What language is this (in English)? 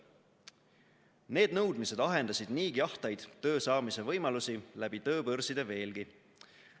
Estonian